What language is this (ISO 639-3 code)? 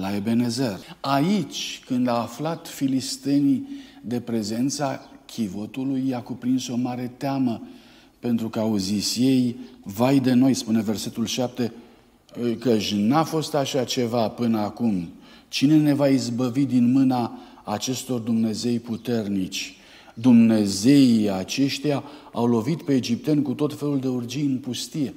ron